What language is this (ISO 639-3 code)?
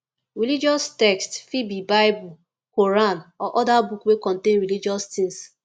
pcm